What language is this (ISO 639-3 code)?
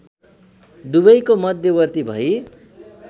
nep